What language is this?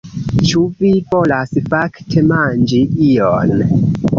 Esperanto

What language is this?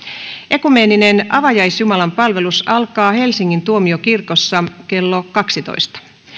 Finnish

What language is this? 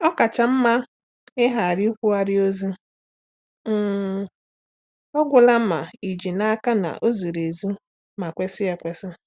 Igbo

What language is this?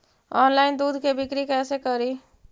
Magahi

